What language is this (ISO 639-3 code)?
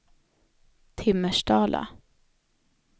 swe